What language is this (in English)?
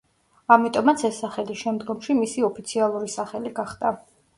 Georgian